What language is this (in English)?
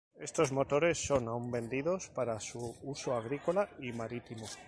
Spanish